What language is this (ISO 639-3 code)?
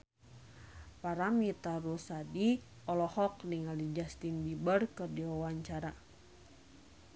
sun